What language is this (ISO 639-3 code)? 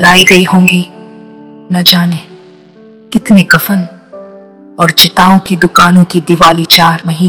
hin